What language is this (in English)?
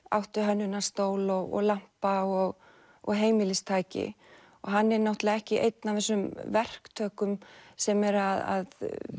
Icelandic